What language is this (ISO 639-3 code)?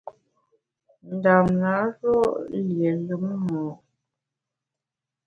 bax